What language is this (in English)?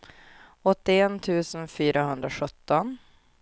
Swedish